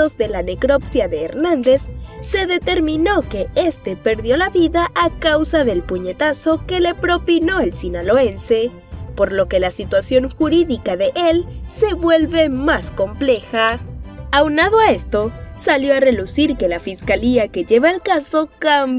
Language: Spanish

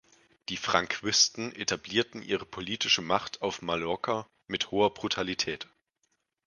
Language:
German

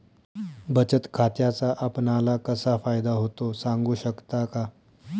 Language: Marathi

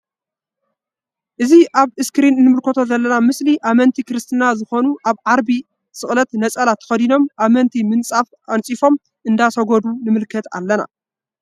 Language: Tigrinya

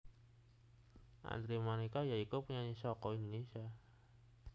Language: Javanese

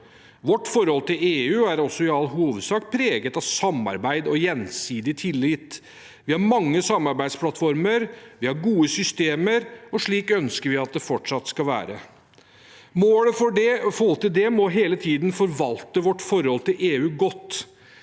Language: Norwegian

